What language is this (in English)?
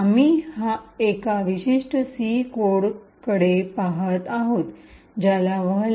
Marathi